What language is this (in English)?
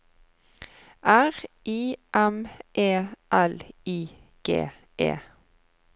Norwegian